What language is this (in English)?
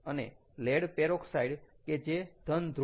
Gujarati